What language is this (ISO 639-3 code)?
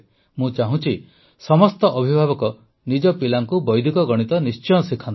ori